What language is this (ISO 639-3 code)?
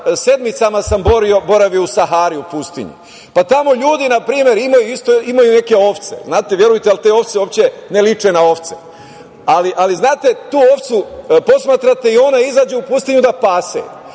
srp